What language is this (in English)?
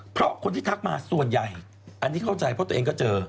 Thai